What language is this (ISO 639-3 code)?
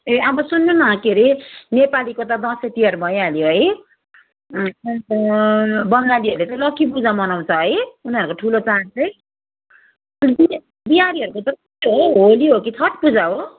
nep